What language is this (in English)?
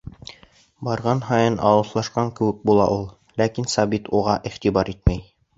Bashkir